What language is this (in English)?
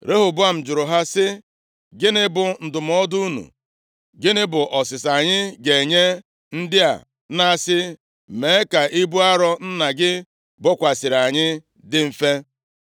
Igbo